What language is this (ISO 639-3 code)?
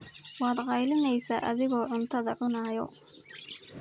som